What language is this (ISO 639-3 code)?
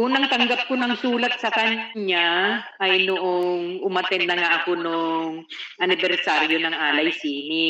fil